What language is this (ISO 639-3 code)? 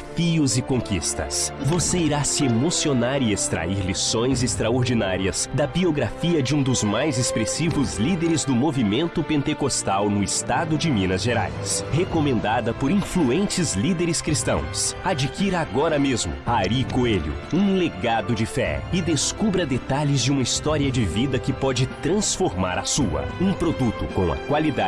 por